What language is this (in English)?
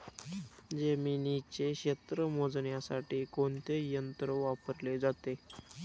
Marathi